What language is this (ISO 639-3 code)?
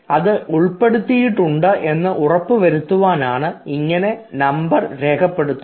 mal